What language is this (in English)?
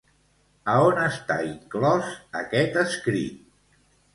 Catalan